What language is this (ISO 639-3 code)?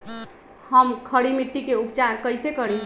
mag